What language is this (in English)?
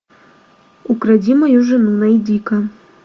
Russian